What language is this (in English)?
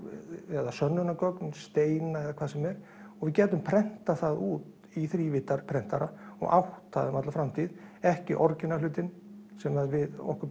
Icelandic